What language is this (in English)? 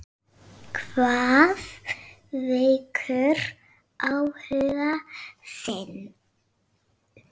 Icelandic